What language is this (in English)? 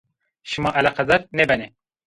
Zaza